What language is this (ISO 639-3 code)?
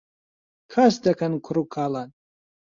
ckb